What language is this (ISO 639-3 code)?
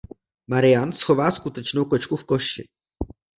ces